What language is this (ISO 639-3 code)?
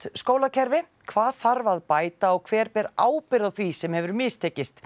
isl